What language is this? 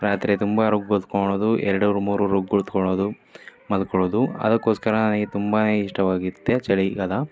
Kannada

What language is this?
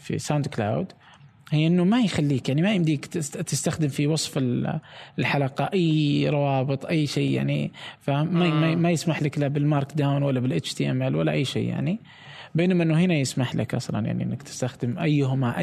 Arabic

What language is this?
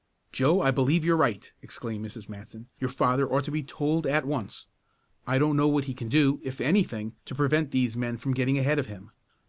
English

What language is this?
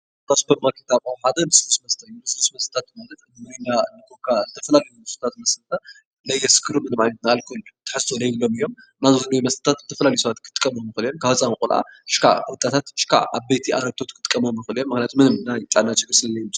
Tigrinya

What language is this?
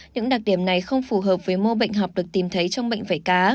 Vietnamese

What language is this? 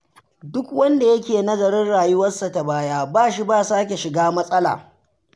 Hausa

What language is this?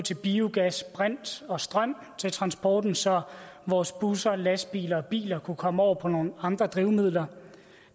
Danish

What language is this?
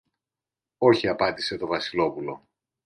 Greek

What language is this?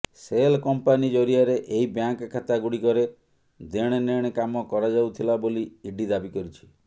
Odia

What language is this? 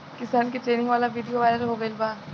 Bhojpuri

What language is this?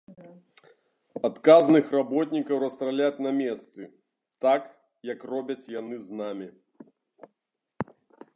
Belarusian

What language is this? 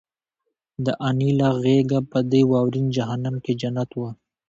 Pashto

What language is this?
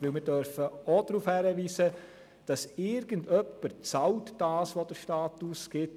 Swiss German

